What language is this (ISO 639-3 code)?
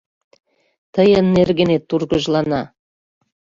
chm